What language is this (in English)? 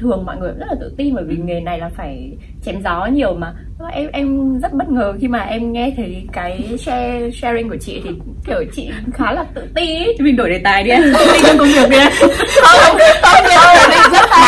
Vietnamese